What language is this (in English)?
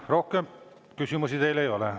Estonian